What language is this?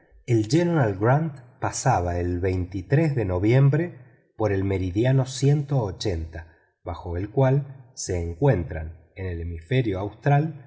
Spanish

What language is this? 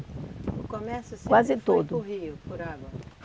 Portuguese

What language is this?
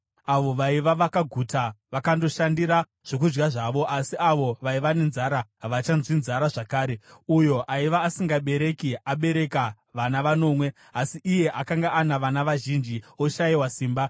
Shona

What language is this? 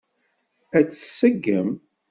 Kabyle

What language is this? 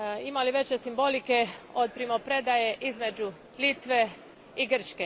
Croatian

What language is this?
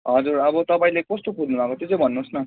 Nepali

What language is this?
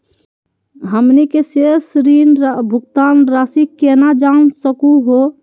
Magahi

